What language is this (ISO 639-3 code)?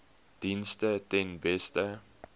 afr